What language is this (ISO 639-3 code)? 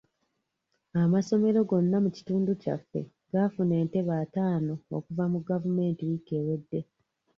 lug